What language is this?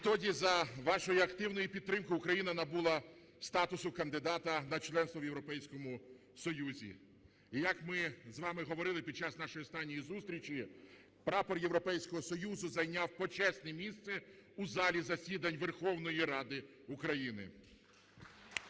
Ukrainian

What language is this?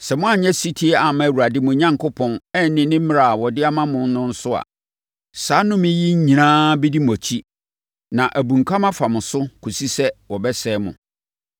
Akan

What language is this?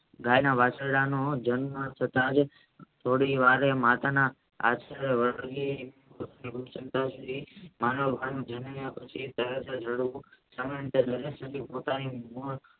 Gujarati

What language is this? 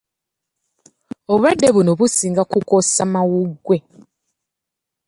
Ganda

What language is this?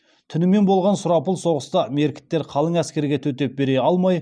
Kazakh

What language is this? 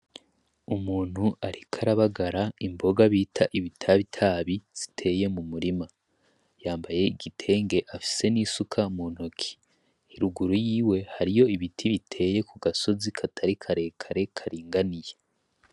Rundi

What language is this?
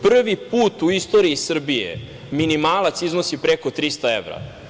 Serbian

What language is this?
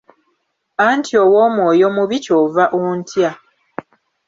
Ganda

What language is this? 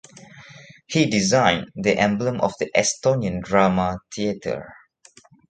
English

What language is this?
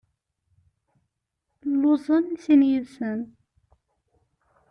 Kabyle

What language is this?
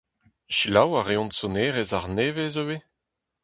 Breton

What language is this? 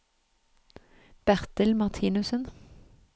Norwegian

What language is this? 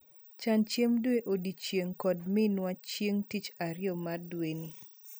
Luo (Kenya and Tanzania)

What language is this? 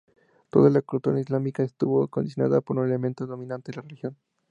Spanish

